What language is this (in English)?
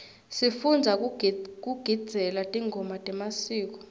Swati